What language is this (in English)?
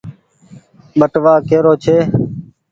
Goaria